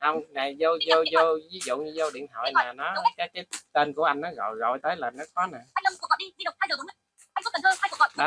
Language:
Vietnamese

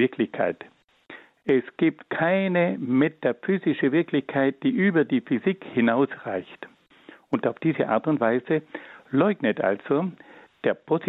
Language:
German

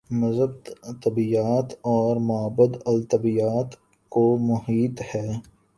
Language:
Urdu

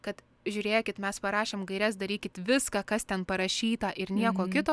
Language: Lithuanian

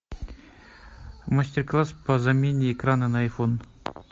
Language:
Russian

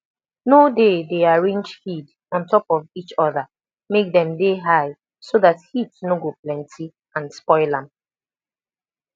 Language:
Nigerian Pidgin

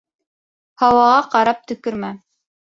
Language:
Bashkir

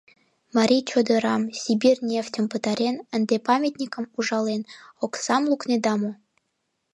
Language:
Mari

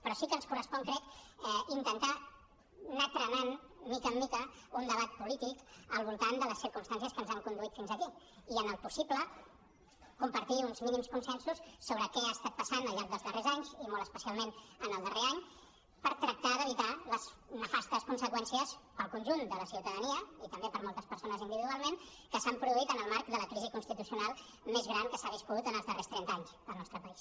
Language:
Catalan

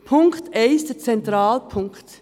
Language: Swiss German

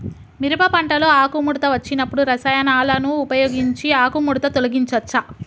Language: Telugu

